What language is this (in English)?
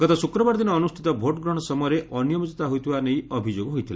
Odia